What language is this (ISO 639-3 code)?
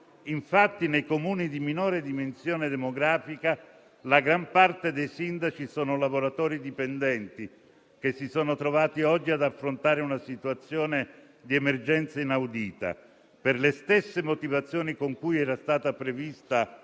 ita